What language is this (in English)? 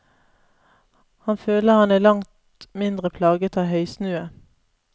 Norwegian